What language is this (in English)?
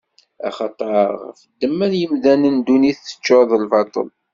Kabyle